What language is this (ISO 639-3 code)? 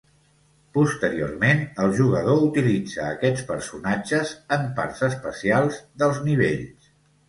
cat